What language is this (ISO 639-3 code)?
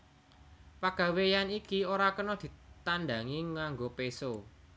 jav